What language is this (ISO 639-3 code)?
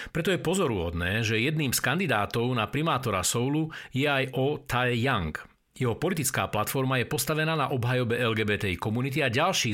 slk